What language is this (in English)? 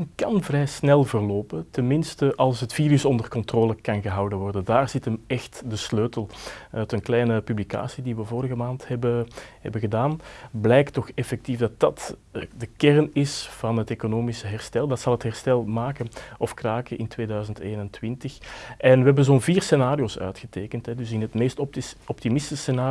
Dutch